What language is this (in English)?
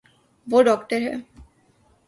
Urdu